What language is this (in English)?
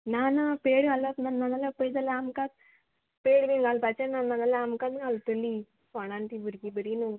Konkani